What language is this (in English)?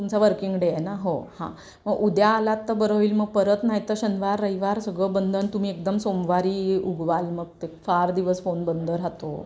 Marathi